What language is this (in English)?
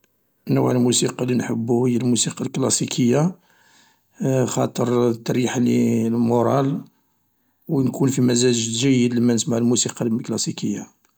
Algerian Arabic